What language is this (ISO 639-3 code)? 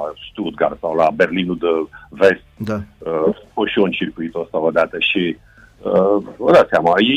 ron